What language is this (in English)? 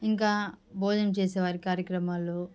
Telugu